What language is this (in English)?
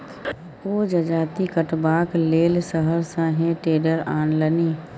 Maithili